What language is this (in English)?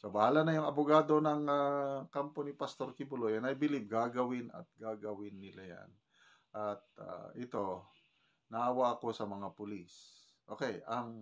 Filipino